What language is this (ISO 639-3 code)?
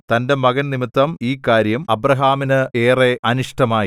mal